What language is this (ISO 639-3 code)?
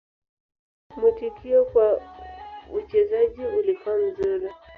swa